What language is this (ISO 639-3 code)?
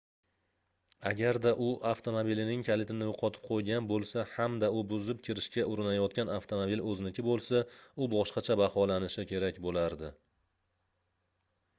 uzb